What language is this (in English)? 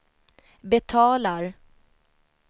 Swedish